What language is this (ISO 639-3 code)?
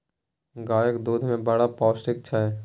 mai